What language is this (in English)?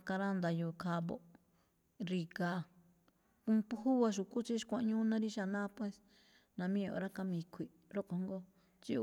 Malinaltepec Me'phaa